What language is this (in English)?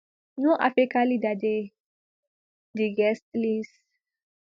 Nigerian Pidgin